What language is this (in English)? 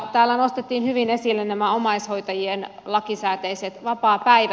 Finnish